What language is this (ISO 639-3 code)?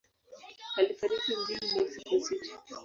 swa